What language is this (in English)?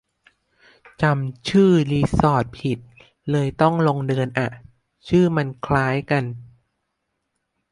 Thai